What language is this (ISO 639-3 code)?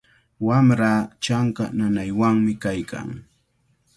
qvl